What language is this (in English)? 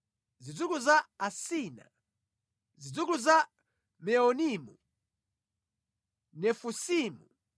Nyanja